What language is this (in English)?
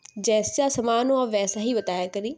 Urdu